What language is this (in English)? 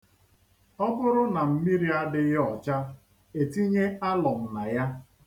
Igbo